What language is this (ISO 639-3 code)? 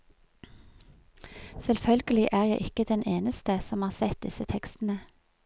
nor